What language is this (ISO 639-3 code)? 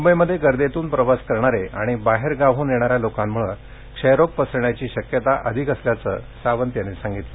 mar